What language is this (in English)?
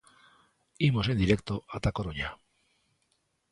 Galician